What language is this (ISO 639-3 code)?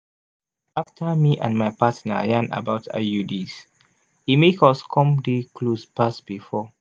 pcm